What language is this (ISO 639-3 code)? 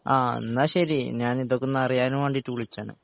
mal